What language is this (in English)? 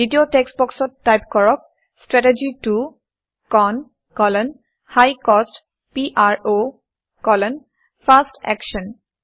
Assamese